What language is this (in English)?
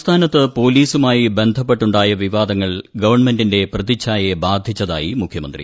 Malayalam